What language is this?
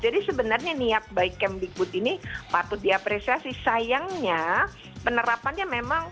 Indonesian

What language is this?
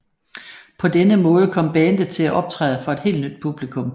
Danish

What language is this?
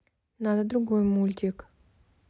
Russian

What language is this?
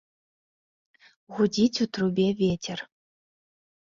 Belarusian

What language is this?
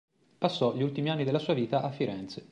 Italian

